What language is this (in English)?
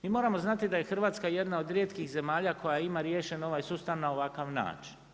Croatian